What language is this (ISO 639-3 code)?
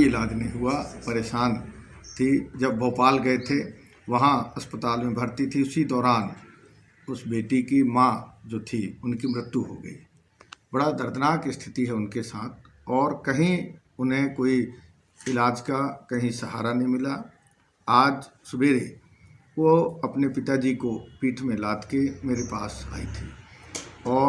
hin